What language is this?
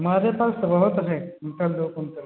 Hindi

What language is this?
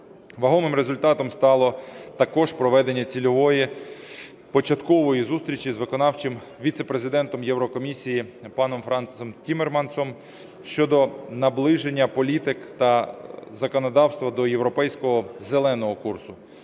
Ukrainian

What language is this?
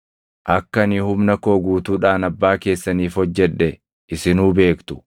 Oromo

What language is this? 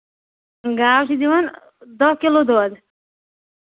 Kashmiri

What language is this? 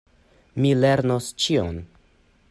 Esperanto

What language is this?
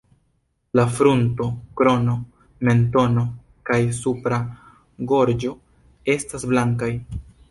Esperanto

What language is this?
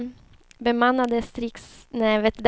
Swedish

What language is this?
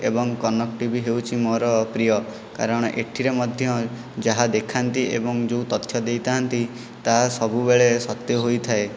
Odia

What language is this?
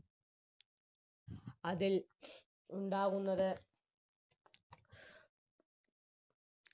Malayalam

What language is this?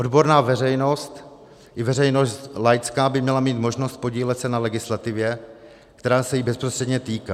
Czech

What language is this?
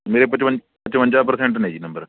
Punjabi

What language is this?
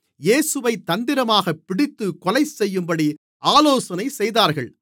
Tamil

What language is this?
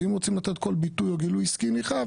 Hebrew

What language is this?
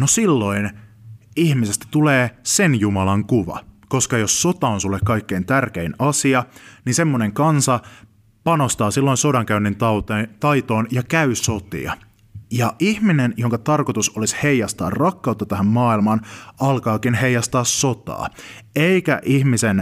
Finnish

